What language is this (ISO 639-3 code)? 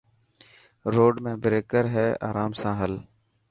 mki